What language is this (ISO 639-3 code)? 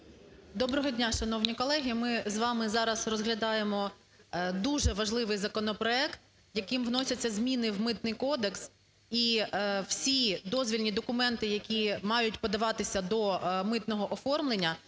ukr